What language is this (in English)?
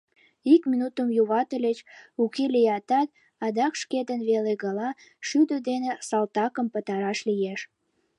Mari